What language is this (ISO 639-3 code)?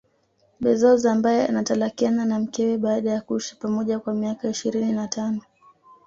swa